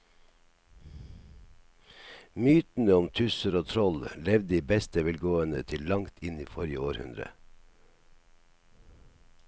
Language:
Norwegian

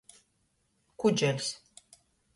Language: Latgalian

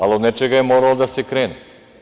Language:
Serbian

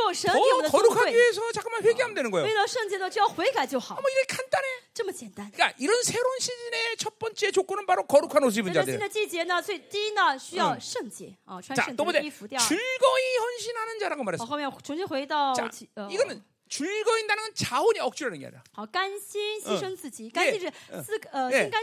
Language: Korean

